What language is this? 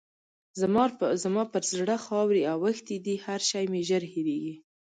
Pashto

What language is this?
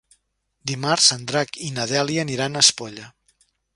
Catalan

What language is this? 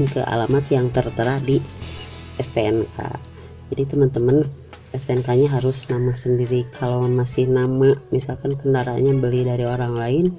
Indonesian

